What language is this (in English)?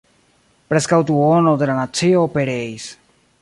Esperanto